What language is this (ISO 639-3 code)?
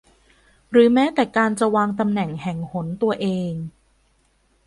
tha